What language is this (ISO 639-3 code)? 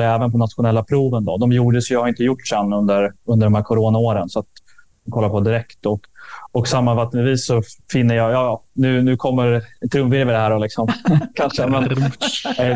swe